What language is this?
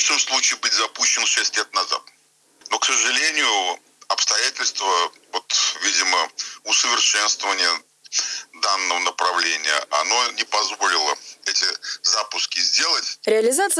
Russian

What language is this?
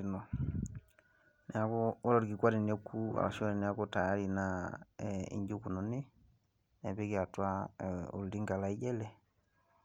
Masai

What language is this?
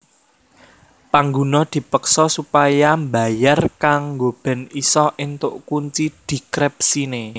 Javanese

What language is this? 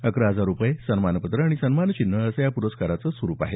Marathi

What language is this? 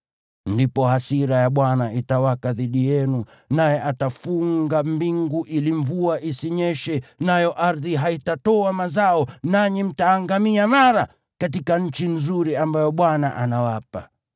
Swahili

